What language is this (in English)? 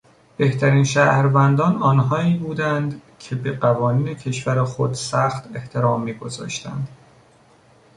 Persian